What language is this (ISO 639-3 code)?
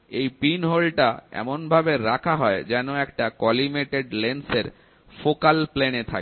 ben